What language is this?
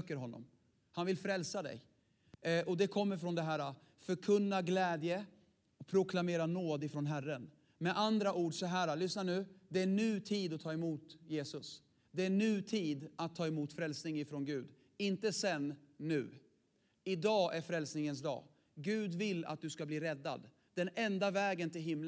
Swedish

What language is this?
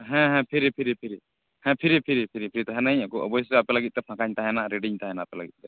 Santali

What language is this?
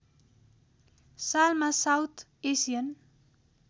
Nepali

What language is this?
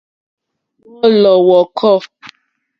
Mokpwe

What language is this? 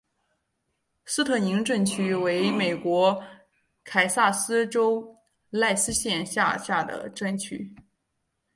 Chinese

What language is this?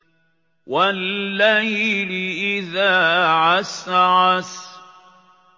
Arabic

